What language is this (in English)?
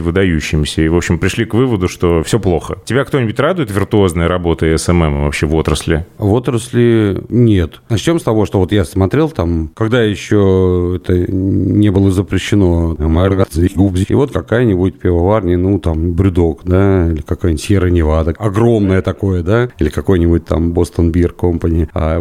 Russian